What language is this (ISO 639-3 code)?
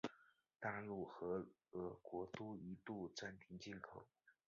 zho